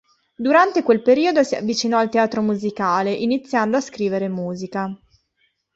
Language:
Italian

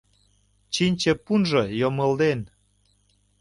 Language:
Mari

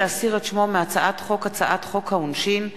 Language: Hebrew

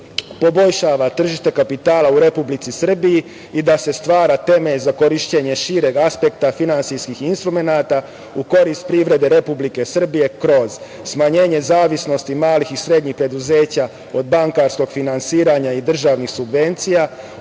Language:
Serbian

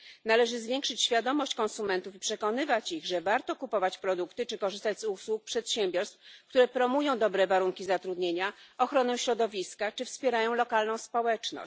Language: Polish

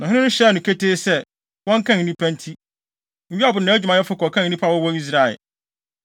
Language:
Akan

